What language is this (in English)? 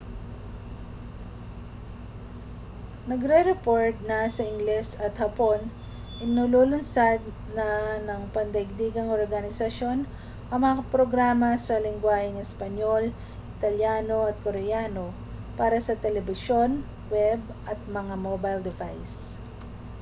Filipino